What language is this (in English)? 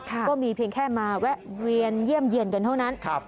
Thai